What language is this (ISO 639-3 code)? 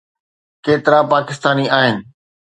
snd